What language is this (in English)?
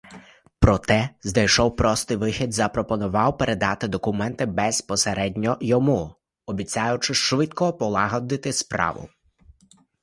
Ukrainian